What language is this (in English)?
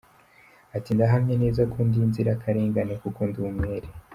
Kinyarwanda